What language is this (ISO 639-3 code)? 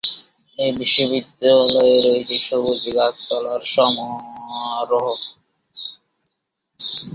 ben